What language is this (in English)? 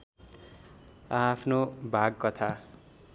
Nepali